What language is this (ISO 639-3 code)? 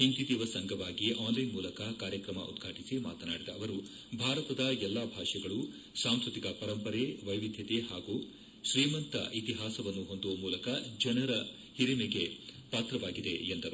kan